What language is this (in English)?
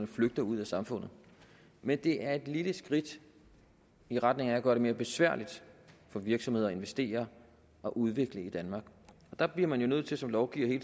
Danish